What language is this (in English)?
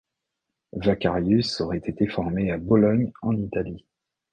French